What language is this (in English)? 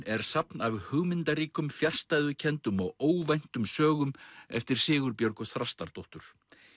Icelandic